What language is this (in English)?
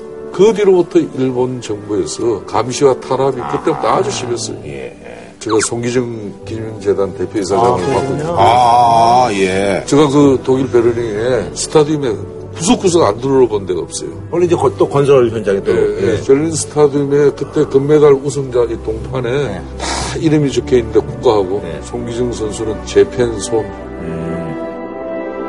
Korean